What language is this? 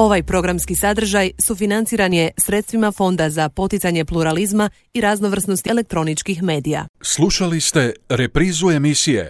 Croatian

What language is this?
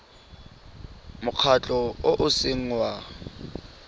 Tswana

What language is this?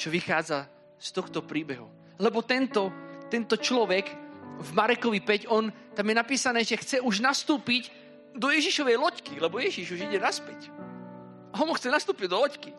Slovak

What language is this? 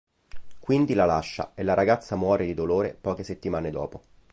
Italian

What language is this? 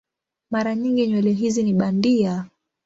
Swahili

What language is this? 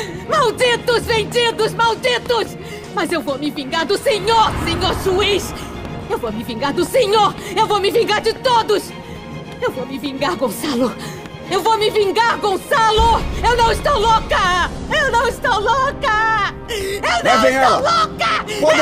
Portuguese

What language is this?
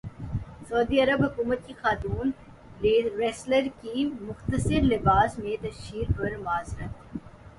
Urdu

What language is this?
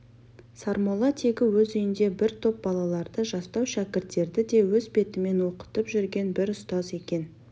Kazakh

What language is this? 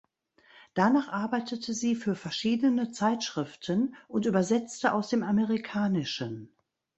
German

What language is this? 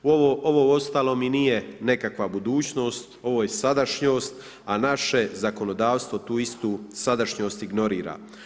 Croatian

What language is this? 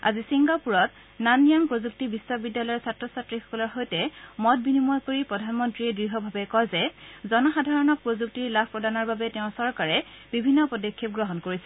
Assamese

